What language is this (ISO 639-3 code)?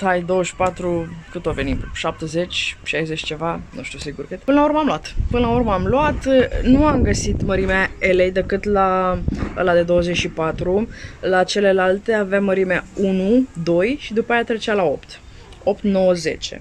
ron